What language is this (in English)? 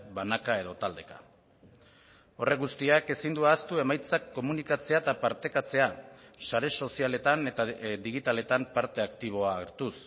Basque